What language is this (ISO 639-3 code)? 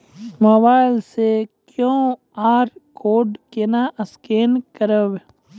mai